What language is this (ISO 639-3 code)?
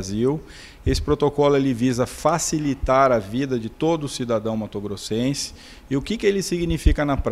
por